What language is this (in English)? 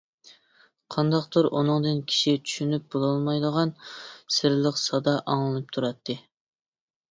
Uyghur